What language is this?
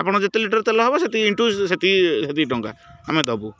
Odia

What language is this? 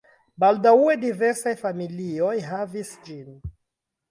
Esperanto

